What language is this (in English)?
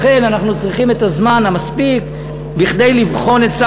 Hebrew